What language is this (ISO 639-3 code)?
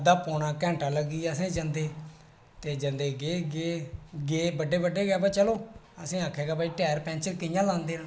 doi